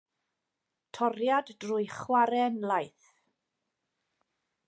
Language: Welsh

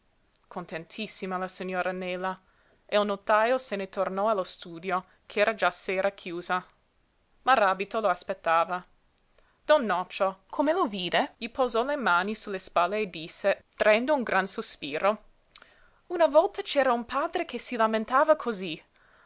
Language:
Italian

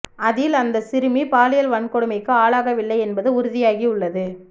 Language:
Tamil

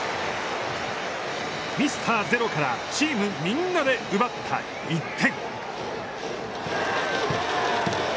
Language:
Japanese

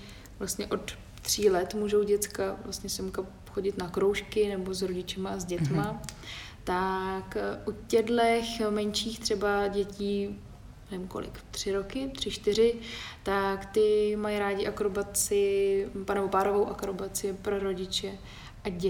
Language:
Czech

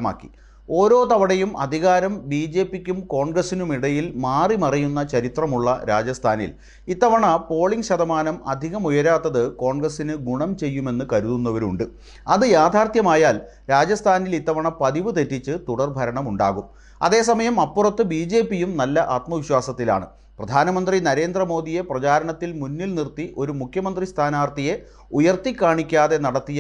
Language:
Japanese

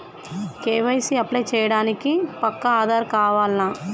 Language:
Telugu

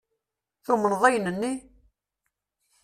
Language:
Kabyle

